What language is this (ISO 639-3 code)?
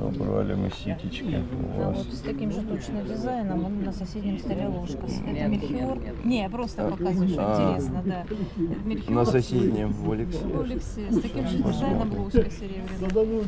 rus